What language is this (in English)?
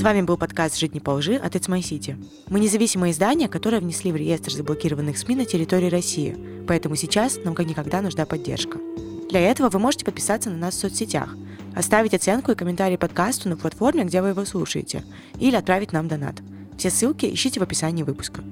Russian